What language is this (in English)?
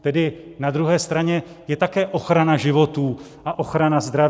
Czech